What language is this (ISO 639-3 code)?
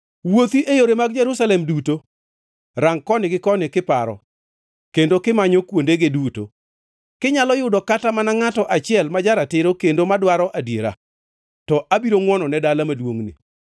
luo